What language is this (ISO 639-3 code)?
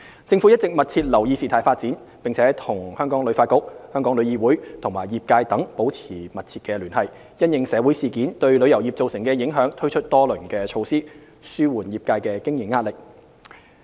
yue